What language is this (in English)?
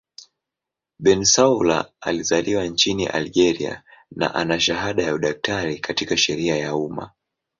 Swahili